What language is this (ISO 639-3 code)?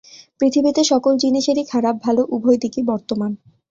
ben